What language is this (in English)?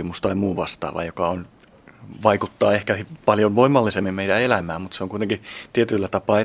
Finnish